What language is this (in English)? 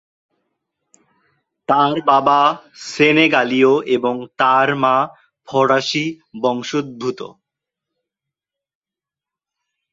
Bangla